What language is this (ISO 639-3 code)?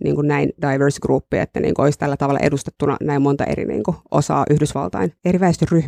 fin